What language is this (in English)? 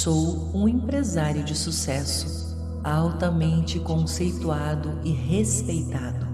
Portuguese